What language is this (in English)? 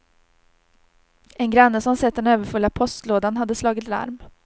Swedish